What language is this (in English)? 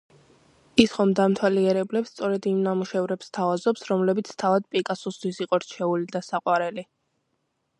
Georgian